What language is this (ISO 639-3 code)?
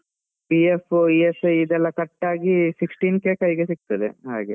kan